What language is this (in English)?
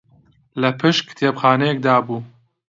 Central Kurdish